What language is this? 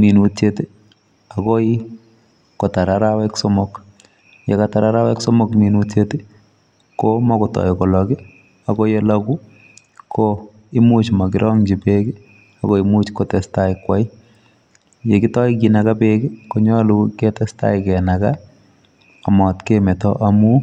Kalenjin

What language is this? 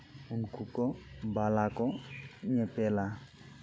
Santali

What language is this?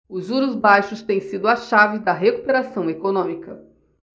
Portuguese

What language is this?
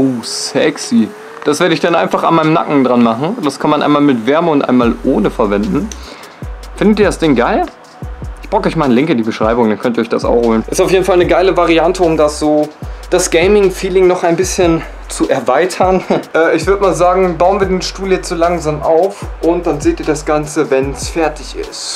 German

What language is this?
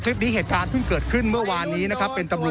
Thai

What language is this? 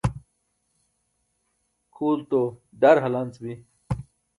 Burushaski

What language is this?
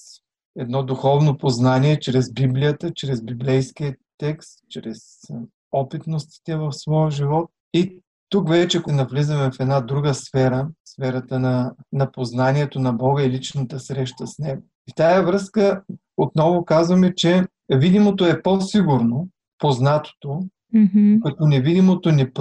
Bulgarian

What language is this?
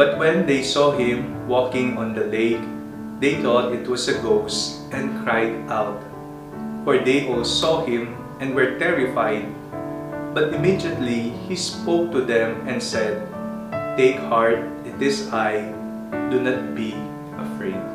Filipino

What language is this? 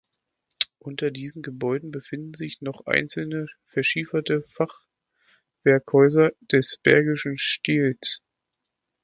German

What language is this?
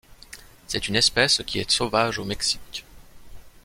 French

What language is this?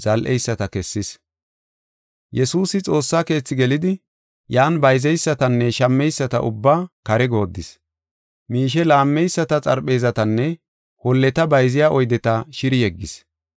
Gofa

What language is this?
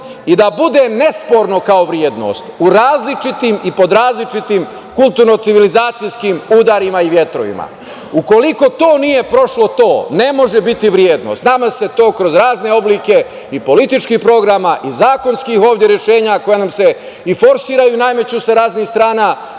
Serbian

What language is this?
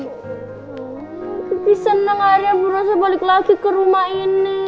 Indonesian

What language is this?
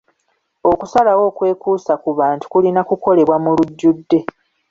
Ganda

